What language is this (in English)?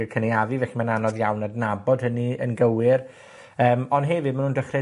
Welsh